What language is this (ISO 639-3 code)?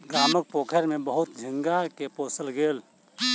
mai